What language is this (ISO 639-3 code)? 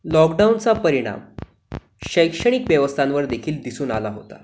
mar